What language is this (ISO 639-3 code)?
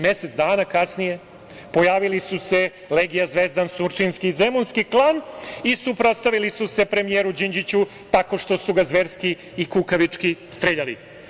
srp